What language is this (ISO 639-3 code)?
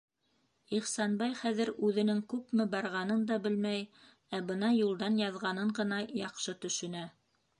bak